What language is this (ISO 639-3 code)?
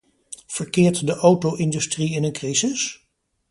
nld